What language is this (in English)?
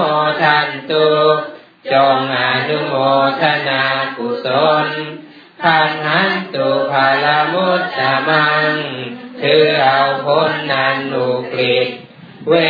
Thai